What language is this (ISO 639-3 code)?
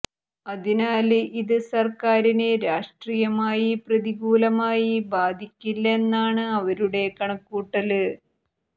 mal